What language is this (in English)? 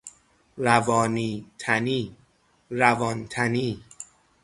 Persian